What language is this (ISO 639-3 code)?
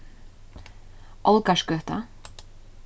fao